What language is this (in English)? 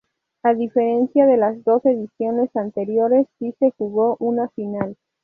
Spanish